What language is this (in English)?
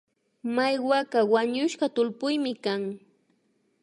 Imbabura Highland Quichua